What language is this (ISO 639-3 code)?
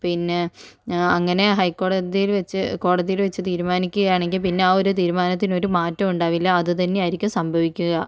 mal